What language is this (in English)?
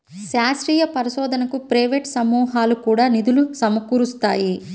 Telugu